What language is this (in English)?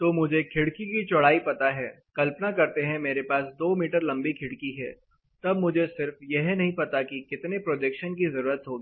Hindi